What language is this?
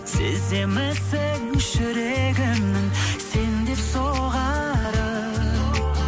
Kazakh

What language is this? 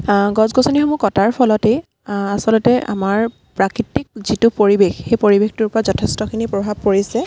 Assamese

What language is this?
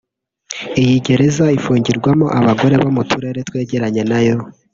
Kinyarwanda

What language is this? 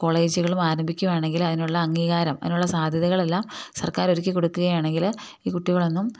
Malayalam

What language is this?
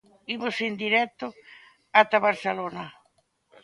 Galician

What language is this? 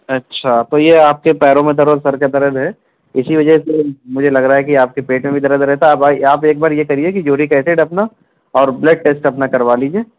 Urdu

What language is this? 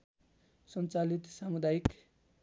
Nepali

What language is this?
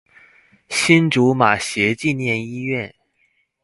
Chinese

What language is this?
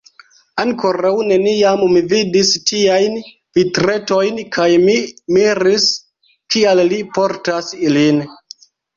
Esperanto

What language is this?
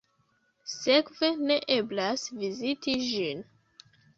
Esperanto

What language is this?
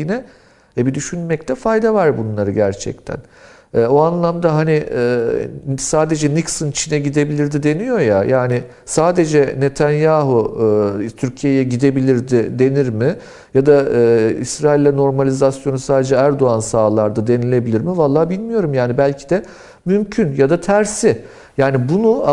Turkish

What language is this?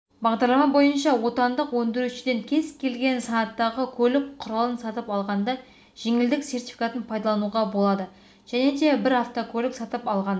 Kazakh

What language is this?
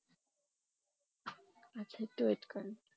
Bangla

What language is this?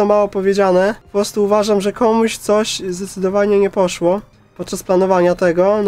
Polish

